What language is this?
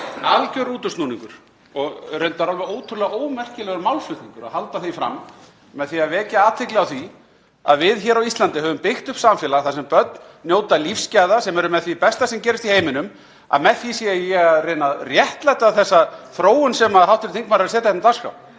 Icelandic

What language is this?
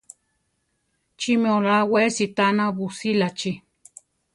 Central Tarahumara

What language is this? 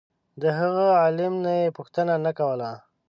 Pashto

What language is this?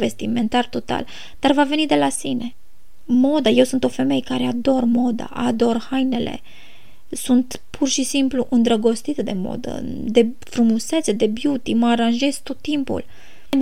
Romanian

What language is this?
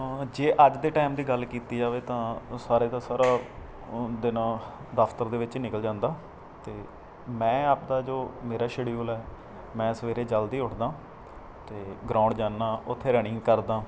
Punjabi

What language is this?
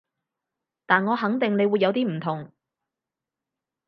Cantonese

